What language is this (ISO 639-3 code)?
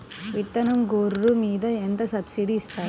tel